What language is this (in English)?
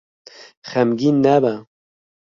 Kurdish